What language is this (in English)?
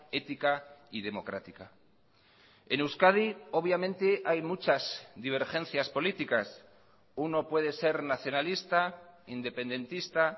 Spanish